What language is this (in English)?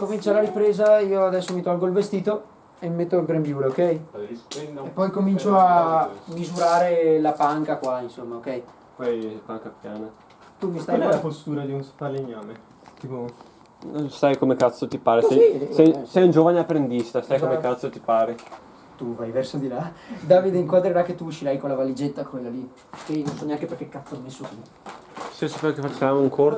Italian